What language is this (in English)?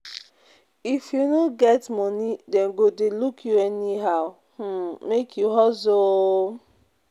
Nigerian Pidgin